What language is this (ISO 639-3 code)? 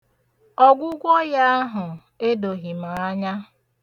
ibo